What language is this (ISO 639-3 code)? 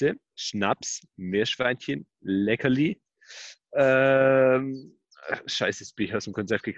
deu